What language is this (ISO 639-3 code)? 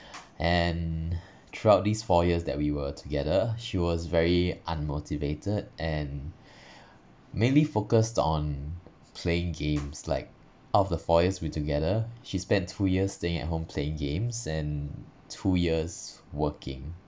eng